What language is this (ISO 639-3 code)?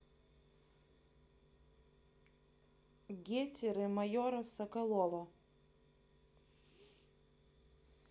rus